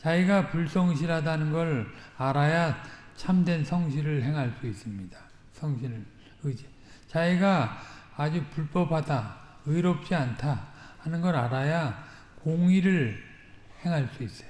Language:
Korean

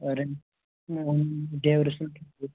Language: Kashmiri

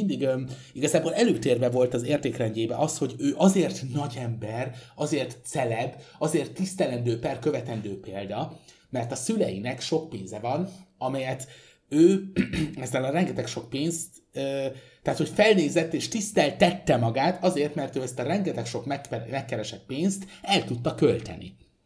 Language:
Hungarian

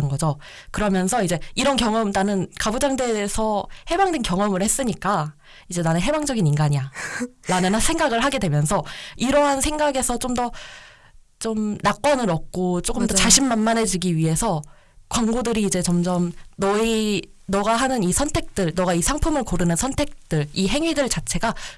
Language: Korean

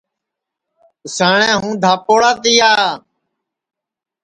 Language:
Sansi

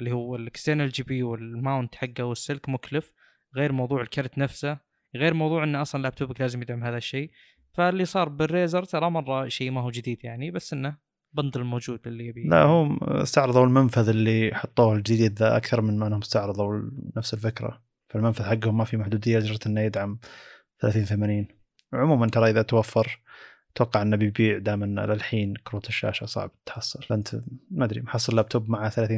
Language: Arabic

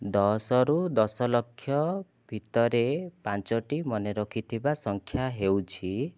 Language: Odia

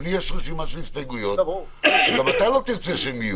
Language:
Hebrew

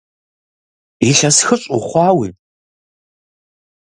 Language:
Kabardian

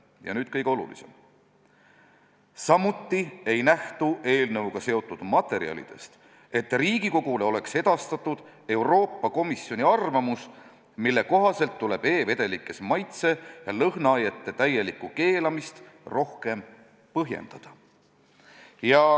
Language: Estonian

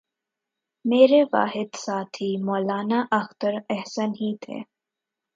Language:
Urdu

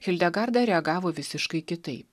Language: Lithuanian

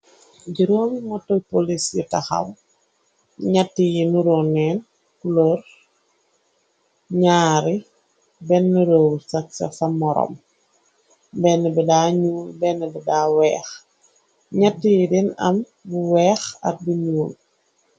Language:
Wolof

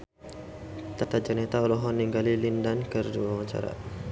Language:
Sundanese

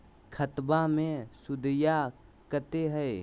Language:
Magahi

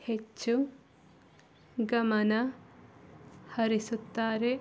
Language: Kannada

